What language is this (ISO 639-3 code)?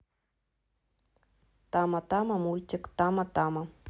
rus